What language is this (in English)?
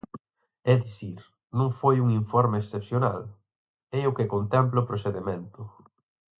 Galician